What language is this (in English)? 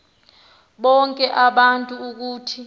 Xhosa